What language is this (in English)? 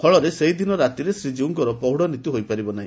Odia